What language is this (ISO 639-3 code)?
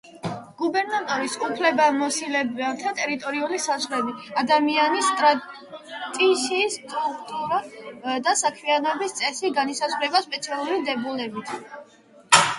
kat